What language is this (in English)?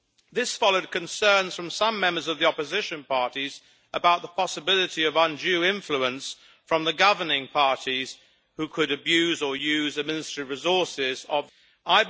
English